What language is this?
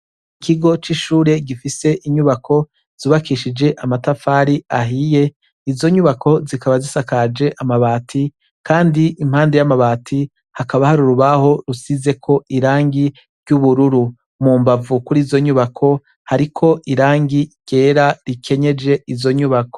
Rundi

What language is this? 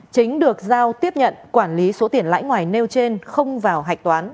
Vietnamese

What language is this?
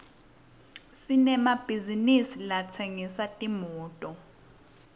Swati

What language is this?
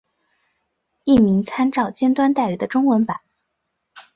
Chinese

